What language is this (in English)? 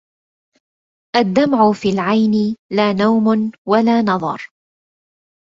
Arabic